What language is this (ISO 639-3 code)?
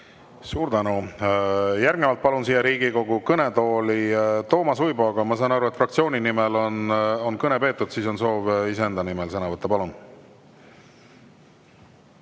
est